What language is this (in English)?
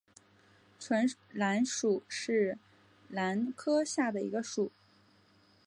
Chinese